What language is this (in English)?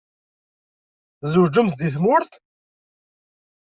Kabyle